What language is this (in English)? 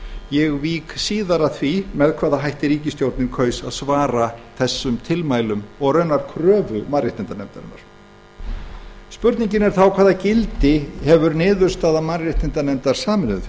Icelandic